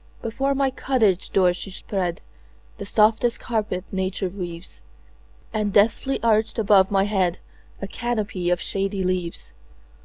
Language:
English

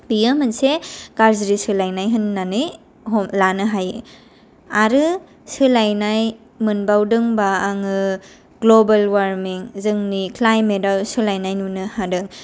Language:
Bodo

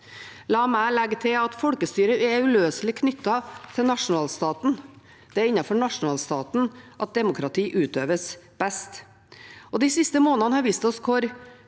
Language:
Norwegian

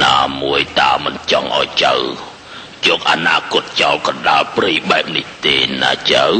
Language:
Thai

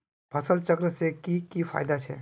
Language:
Magahi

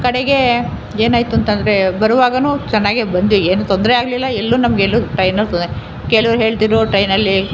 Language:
Kannada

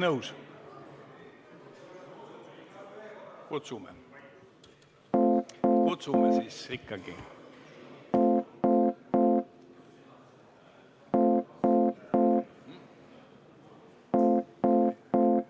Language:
Estonian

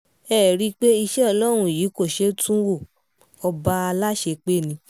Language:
Yoruba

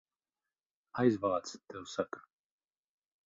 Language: Latvian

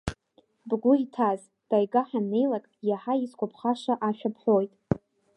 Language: Abkhazian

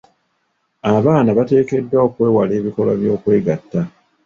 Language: Ganda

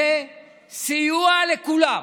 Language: Hebrew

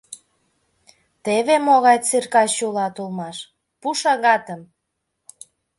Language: Mari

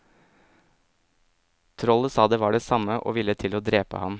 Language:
Norwegian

